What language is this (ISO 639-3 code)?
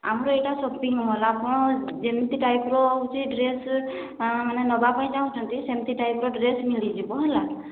ori